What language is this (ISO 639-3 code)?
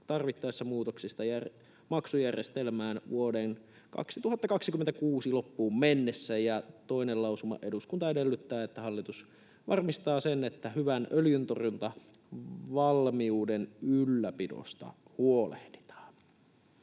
fin